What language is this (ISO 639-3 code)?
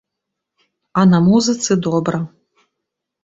bel